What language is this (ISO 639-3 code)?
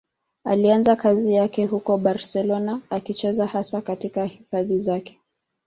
swa